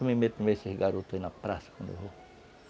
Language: Portuguese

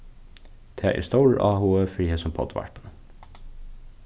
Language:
Faroese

